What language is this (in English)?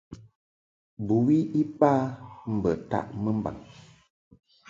Mungaka